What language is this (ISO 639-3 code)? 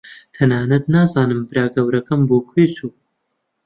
ckb